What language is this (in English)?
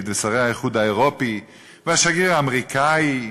Hebrew